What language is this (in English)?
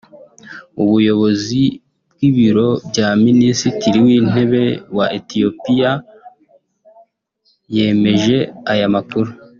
Kinyarwanda